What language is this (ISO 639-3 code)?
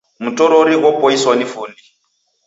dav